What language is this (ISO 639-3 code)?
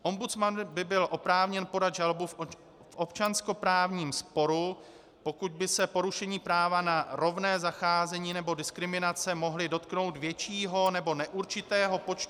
ces